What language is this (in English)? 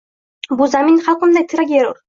Uzbek